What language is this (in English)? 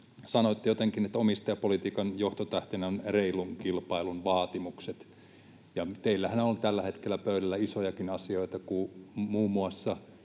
Finnish